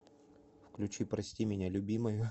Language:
Russian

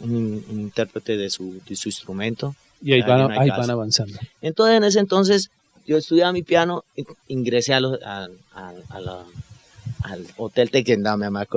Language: Spanish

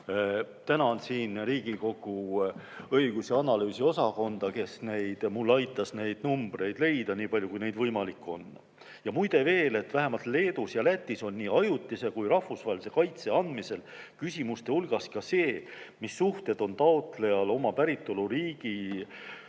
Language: Estonian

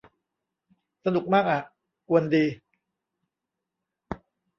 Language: Thai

